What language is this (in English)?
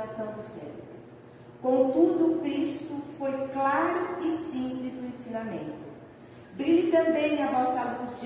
Portuguese